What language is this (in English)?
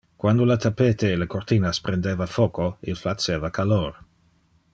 Interlingua